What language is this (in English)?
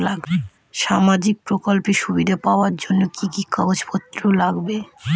Bangla